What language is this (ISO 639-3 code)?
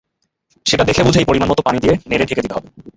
ben